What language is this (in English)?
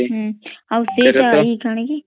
Odia